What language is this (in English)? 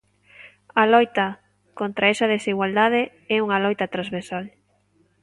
Galician